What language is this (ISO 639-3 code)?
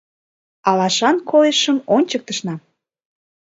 chm